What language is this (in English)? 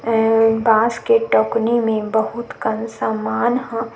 Chhattisgarhi